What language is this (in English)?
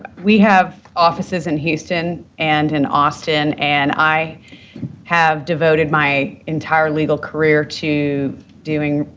English